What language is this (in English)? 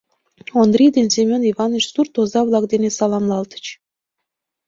Mari